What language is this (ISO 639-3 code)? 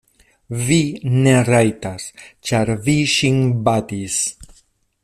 epo